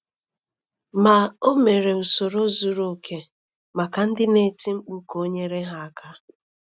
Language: Igbo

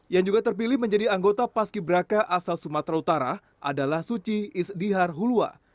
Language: Indonesian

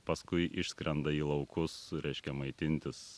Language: Lithuanian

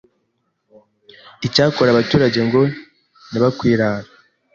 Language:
Kinyarwanda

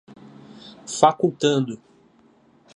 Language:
Portuguese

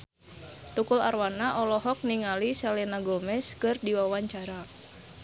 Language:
Sundanese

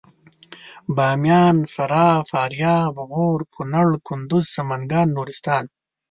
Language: Pashto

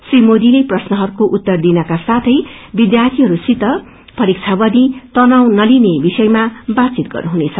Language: Nepali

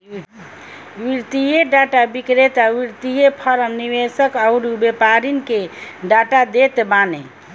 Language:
Bhojpuri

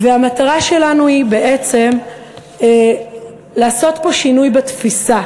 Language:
Hebrew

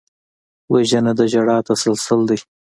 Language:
Pashto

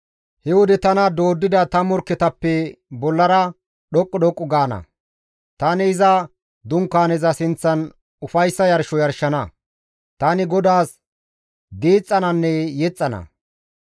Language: Gamo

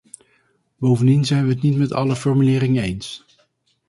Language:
Dutch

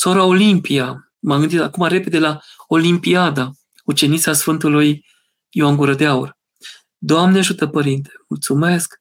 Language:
Romanian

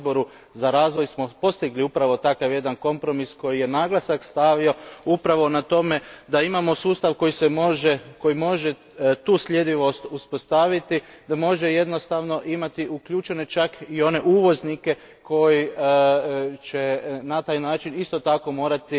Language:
Croatian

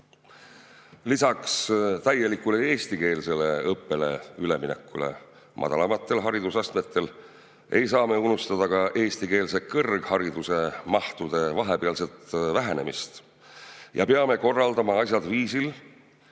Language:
Estonian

